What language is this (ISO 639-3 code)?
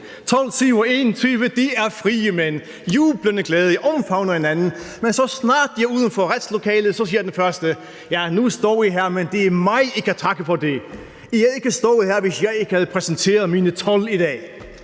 dan